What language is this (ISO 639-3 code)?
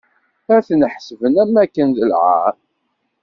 kab